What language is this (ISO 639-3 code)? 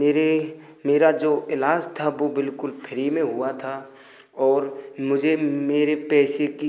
hin